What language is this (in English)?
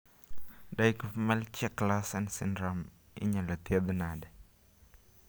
Luo (Kenya and Tanzania)